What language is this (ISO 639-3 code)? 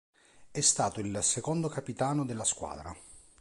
ita